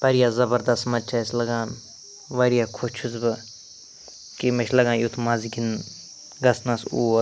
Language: Kashmiri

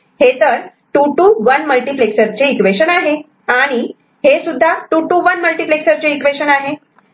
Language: Marathi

